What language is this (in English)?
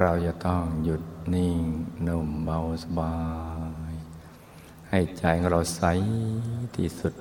Thai